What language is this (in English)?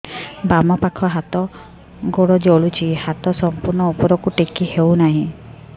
Odia